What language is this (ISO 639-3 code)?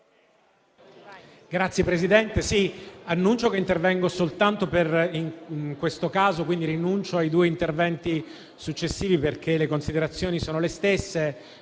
ita